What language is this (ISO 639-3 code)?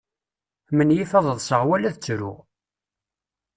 kab